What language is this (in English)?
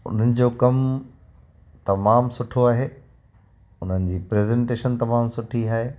Sindhi